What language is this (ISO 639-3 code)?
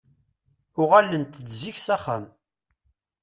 kab